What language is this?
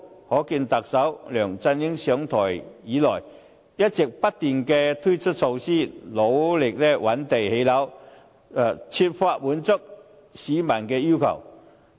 Cantonese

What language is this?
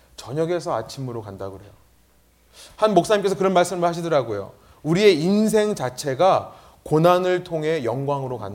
Korean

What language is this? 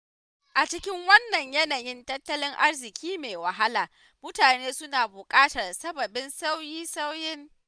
Hausa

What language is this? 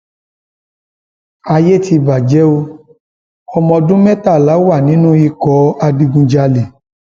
Yoruba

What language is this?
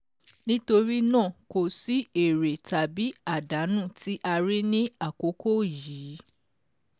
Yoruba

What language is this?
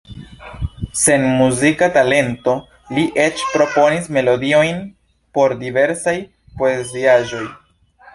Esperanto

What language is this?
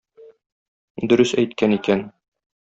Tatar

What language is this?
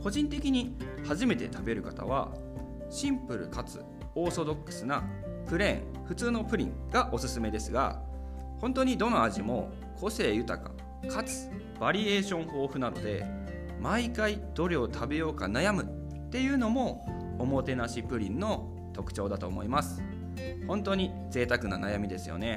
Japanese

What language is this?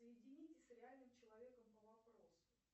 Russian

